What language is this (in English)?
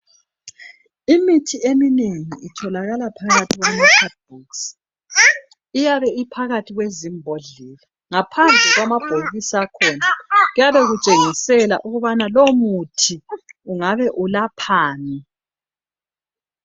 North Ndebele